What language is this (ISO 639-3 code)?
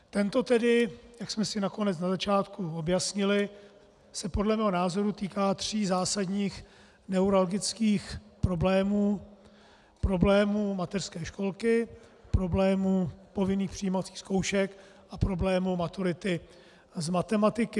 ces